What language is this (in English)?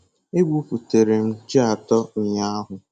Igbo